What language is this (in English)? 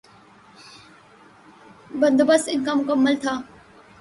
Urdu